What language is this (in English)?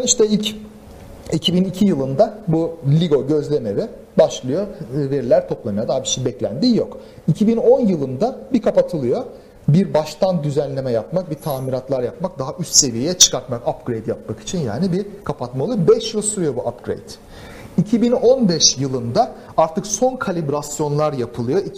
Turkish